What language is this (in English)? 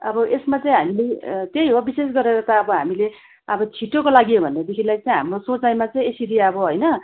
Nepali